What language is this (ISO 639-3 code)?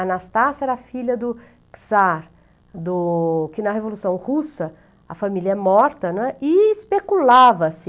por